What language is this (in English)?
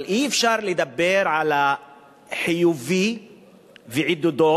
Hebrew